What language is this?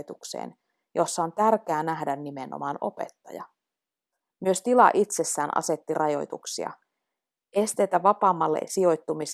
Finnish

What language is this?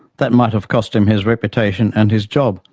English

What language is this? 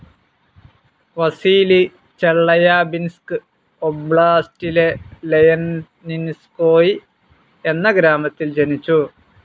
Malayalam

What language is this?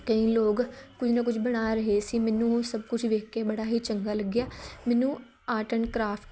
Punjabi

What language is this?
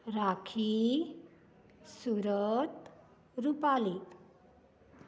Konkani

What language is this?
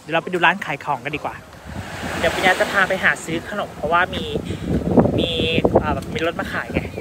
Thai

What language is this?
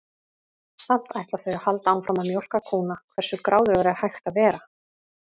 Icelandic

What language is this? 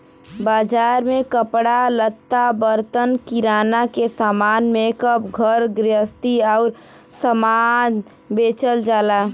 Bhojpuri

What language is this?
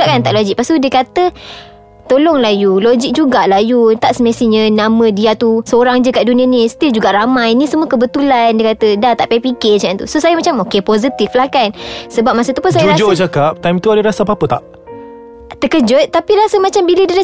Malay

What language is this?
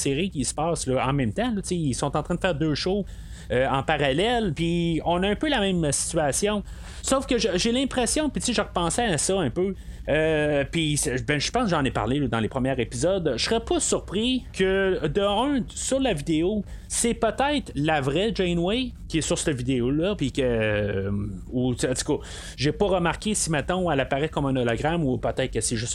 French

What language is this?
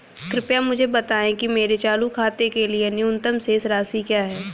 Hindi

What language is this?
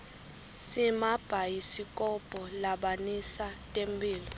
Swati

